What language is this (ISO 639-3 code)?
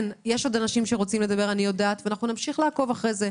heb